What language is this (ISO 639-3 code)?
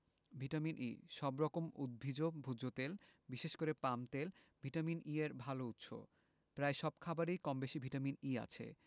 ben